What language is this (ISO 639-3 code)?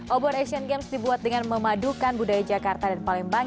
ind